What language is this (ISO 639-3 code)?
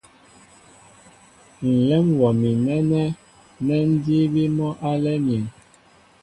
mbo